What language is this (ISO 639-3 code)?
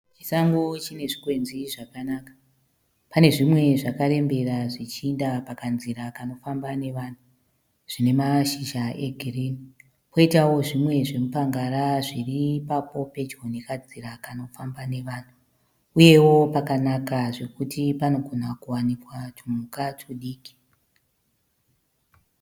sna